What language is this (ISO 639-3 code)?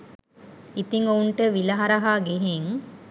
sin